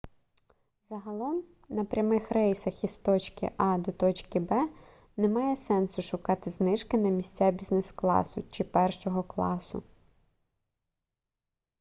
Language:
Ukrainian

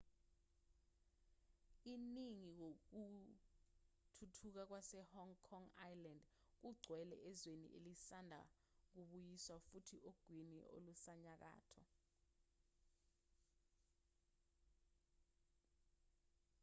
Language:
Zulu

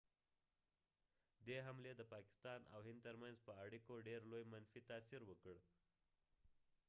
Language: Pashto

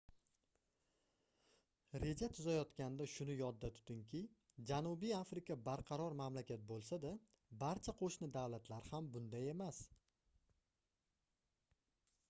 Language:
Uzbek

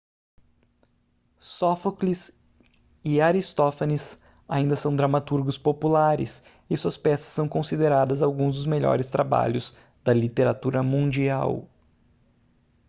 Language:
Portuguese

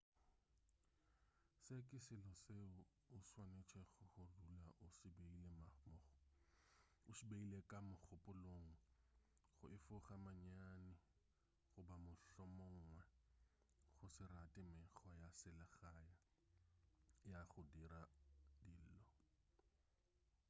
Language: Northern Sotho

